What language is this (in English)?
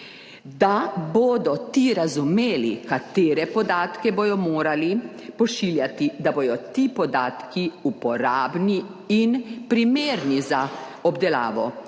Slovenian